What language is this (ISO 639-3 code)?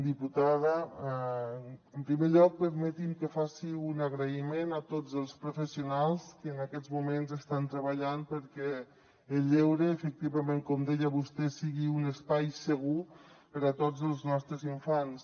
cat